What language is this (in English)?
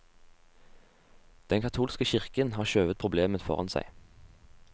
Norwegian